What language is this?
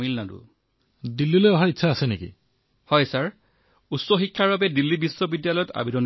Assamese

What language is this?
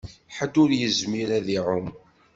Kabyle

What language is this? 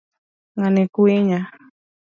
Luo (Kenya and Tanzania)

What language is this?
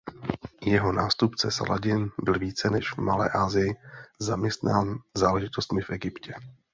Czech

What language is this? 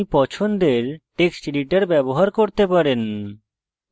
Bangla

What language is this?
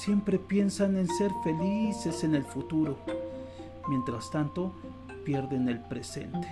Spanish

